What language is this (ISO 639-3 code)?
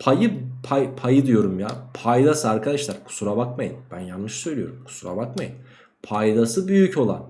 tur